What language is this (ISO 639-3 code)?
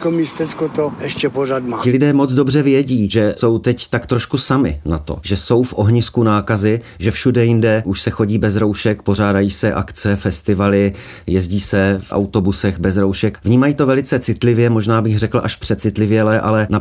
ces